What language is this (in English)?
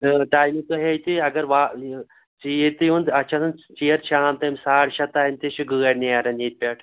Kashmiri